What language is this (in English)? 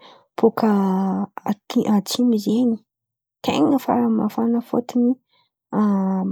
Antankarana Malagasy